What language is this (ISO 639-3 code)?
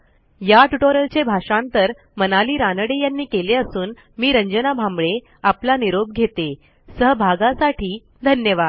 mar